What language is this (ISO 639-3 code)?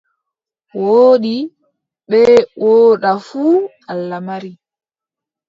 fub